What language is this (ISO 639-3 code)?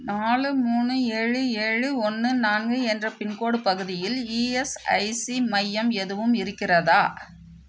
tam